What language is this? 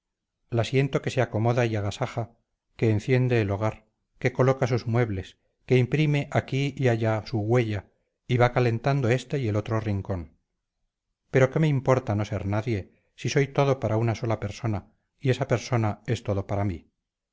Spanish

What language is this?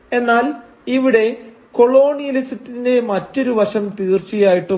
Malayalam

